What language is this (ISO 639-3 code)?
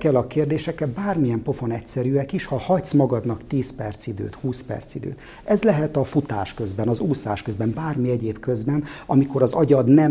hun